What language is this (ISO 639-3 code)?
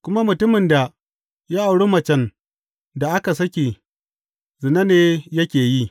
hau